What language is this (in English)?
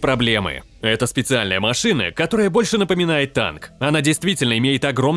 Russian